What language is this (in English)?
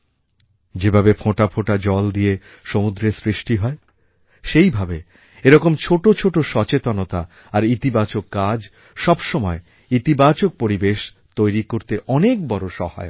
Bangla